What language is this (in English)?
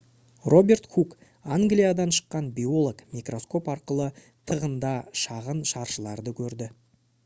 Kazakh